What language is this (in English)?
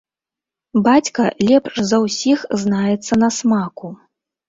Belarusian